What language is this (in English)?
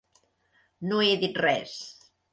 Catalan